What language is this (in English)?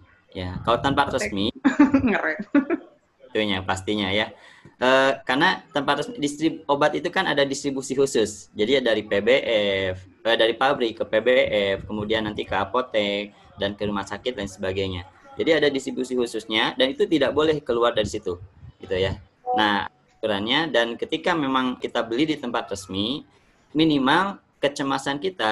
Indonesian